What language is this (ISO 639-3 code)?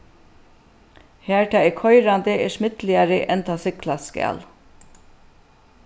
fao